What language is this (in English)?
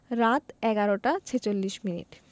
Bangla